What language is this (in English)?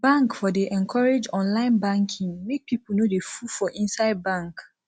Nigerian Pidgin